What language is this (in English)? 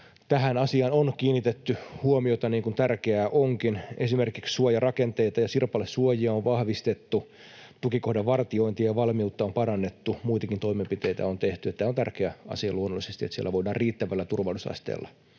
Finnish